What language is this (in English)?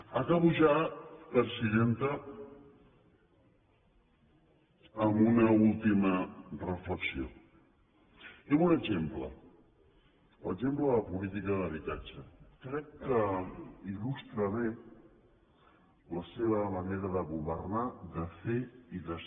Catalan